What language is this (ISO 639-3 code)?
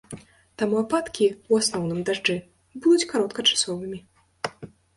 bel